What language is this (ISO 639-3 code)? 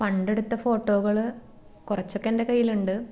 mal